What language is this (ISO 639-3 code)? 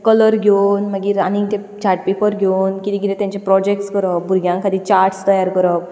kok